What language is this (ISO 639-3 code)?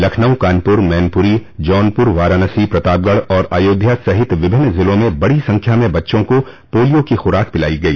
hin